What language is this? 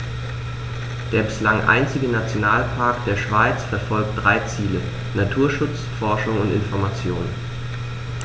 German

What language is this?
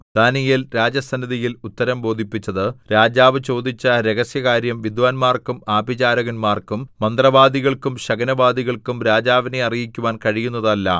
Malayalam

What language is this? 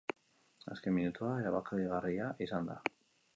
Basque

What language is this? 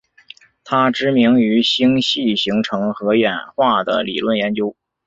Chinese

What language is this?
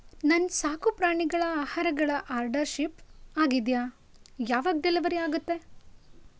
Kannada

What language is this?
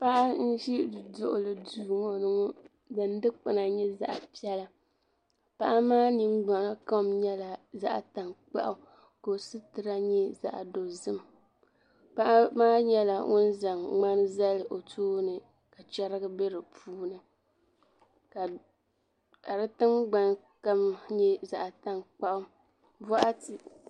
Dagbani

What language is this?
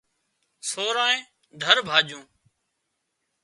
Wadiyara Koli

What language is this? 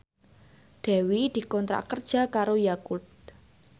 Javanese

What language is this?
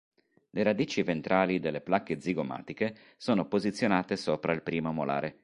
Italian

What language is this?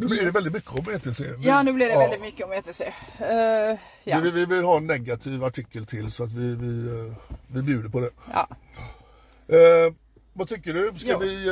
Swedish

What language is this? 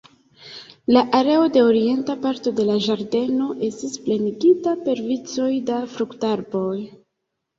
Esperanto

